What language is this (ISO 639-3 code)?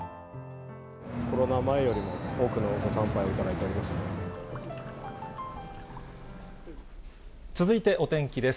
jpn